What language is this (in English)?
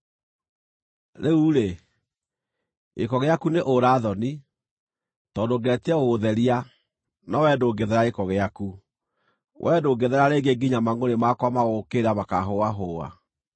Kikuyu